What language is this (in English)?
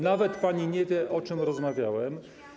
Polish